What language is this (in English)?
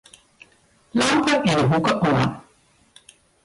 Western Frisian